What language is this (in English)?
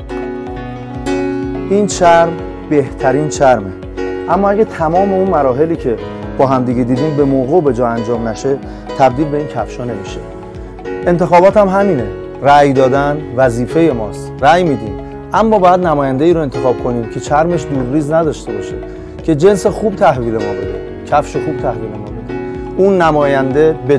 Persian